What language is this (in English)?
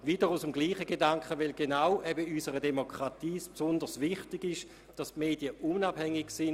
Swiss German